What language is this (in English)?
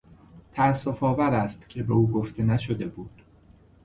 Persian